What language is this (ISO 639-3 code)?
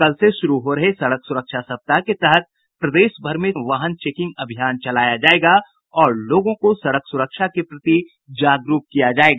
hin